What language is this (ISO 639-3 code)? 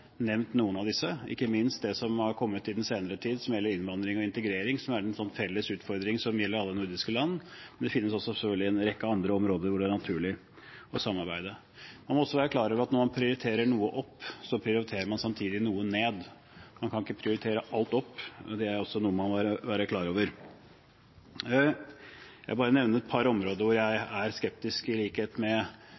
nob